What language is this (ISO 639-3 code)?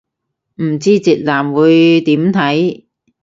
yue